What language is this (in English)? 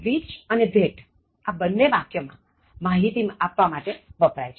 Gujarati